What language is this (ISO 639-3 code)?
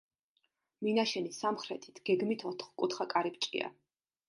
kat